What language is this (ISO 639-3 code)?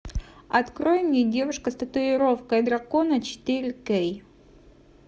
rus